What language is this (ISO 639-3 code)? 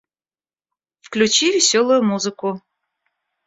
rus